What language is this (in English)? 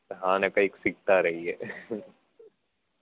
Gujarati